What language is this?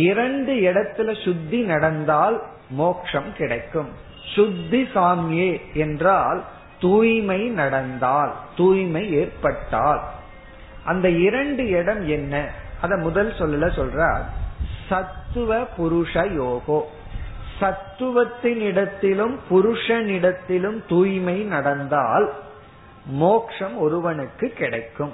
Tamil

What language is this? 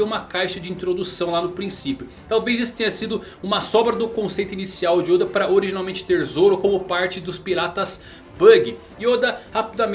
Portuguese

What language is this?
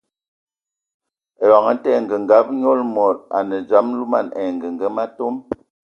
Ewondo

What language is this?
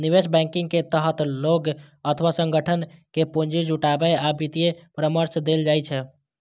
Maithili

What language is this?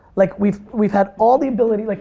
English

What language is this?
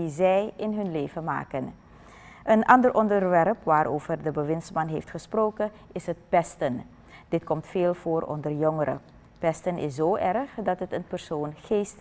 Dutch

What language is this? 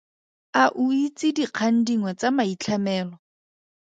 Tswana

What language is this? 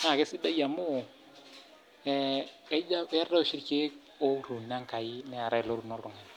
Masai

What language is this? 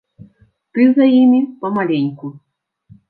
Belarusian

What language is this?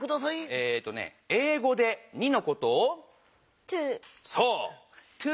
Japanese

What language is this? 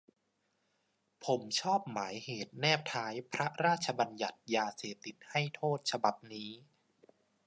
Thai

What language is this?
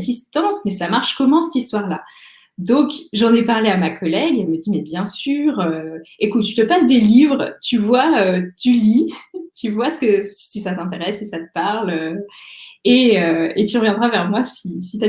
French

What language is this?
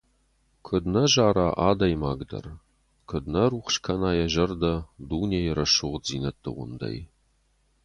Ossetic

